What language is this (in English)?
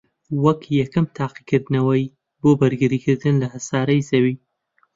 Central Kurdish